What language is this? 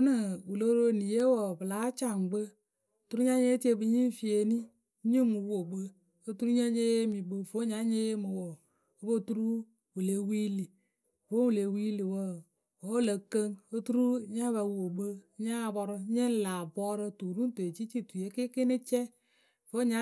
Akebu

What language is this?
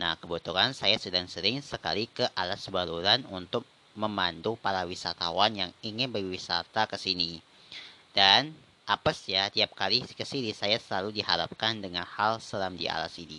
Indonesian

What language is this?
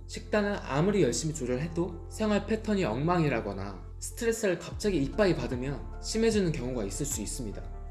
Korean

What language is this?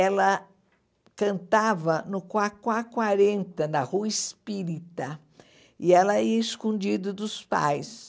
Portuguese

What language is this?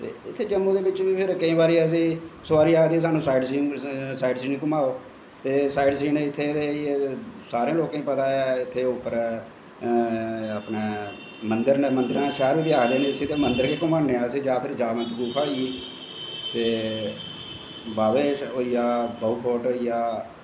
Dogri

